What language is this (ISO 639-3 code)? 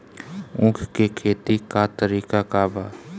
bho